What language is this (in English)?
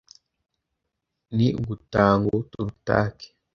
Kinyarwanda